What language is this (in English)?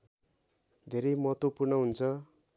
Nepali